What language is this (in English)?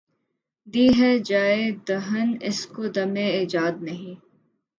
Urdu